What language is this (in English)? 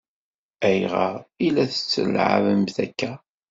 Kabyle